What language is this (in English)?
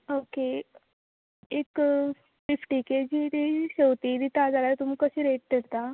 Konkani